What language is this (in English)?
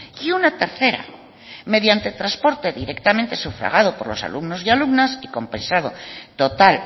Spanish